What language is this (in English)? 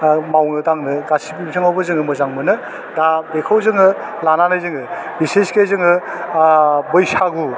Bodo